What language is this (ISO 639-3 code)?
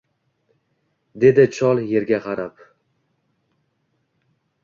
uzb